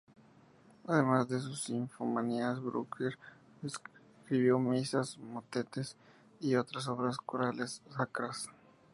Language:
Spanish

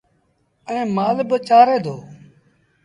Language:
Sindhi Bhil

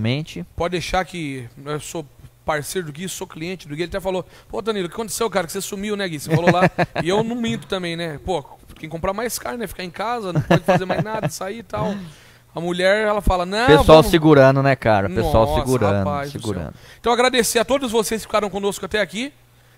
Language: Portuguese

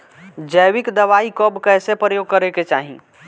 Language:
Bhojpuri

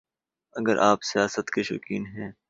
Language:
Urdu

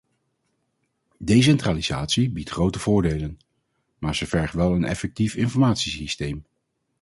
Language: Dutch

